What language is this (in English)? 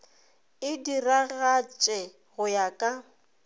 Northern Sotho